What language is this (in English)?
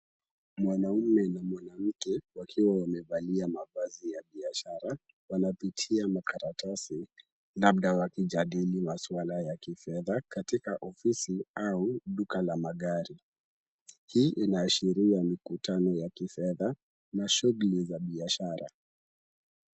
Swahili